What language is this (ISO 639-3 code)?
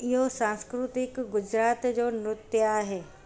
snd